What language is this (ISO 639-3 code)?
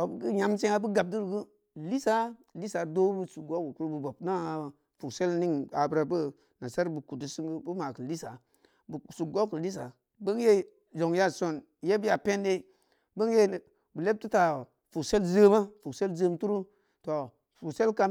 ndi